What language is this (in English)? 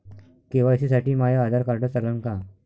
Marathi